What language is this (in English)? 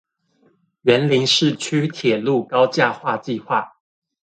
Chinese